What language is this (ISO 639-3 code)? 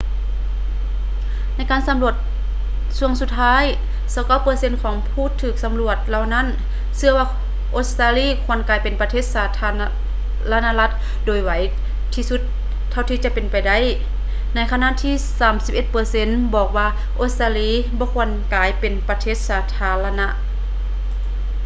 lao